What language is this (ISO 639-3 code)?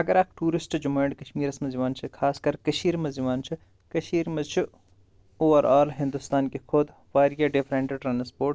kas